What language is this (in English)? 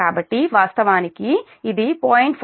Telugu